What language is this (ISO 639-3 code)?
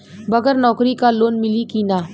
bho